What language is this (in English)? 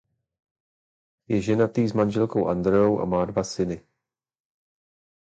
Czech